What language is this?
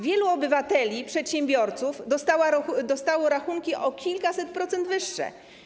Polish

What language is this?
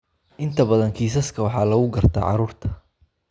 Somali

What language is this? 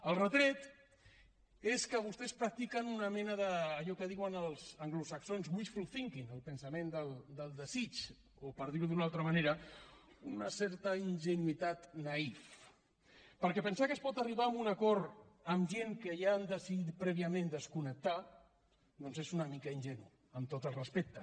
Catalan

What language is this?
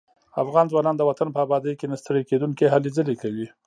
Pashto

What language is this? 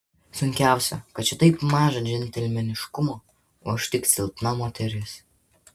Lithuanian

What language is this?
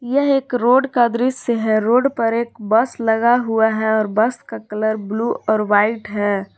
Hindi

